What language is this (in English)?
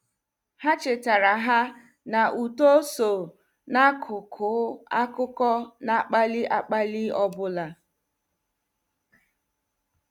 Igbo